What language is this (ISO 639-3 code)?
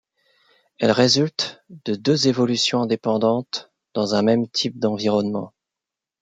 fra